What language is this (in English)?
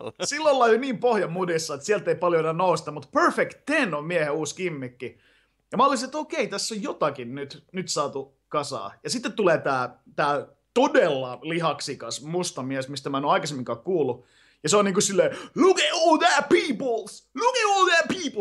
Finnish